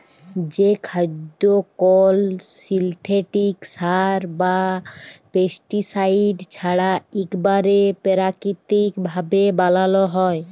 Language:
Bangla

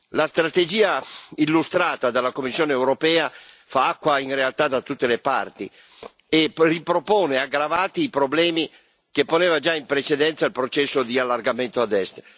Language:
Italian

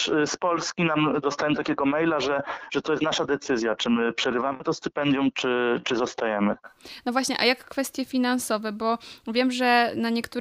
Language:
Polish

